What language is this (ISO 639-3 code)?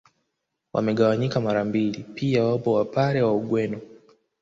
swa